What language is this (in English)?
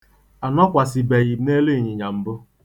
Igbo